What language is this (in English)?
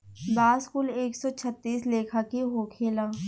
Bhojpuri